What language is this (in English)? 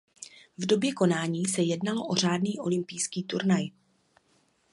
Czech